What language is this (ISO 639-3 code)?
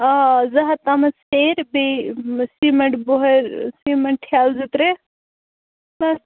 kas